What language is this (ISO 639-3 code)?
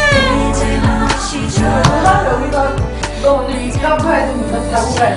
kor